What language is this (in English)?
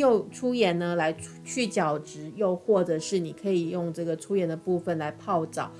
Chinese